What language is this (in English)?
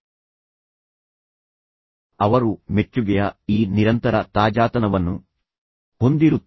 Kannada